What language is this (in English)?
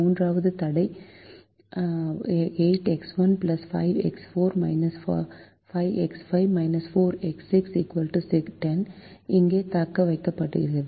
Tamil